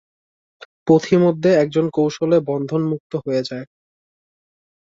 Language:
Bangla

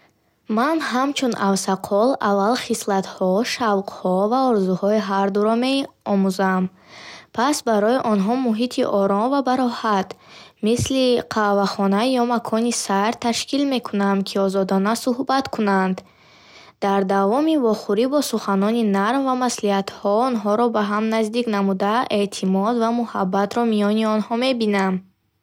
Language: Bukharic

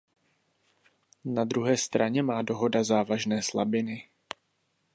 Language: Czech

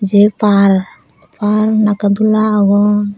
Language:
Chakma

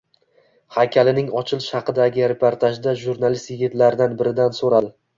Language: Uzbek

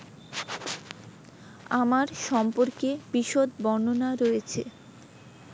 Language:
Bangla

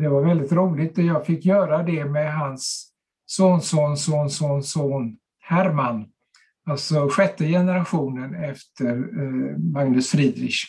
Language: Swedish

